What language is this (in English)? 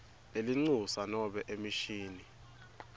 Swati